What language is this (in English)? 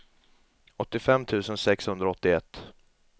Swedish